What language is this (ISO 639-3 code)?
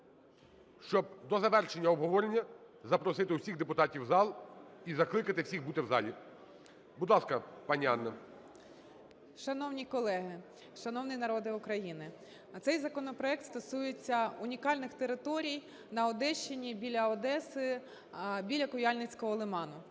ukr